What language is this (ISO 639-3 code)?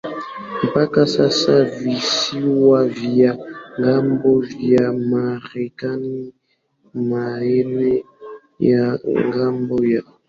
swa